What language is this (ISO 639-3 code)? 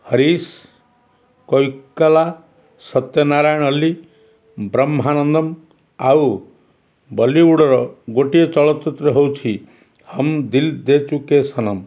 ori